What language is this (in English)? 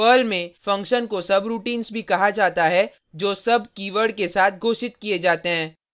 Hindi